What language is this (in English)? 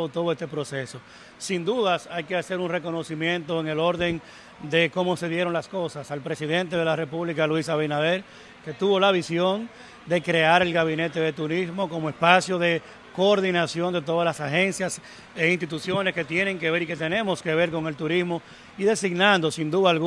Spanish